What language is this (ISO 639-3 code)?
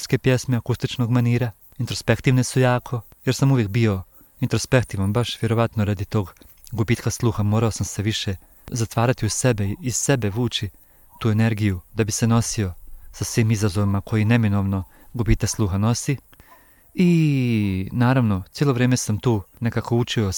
hrv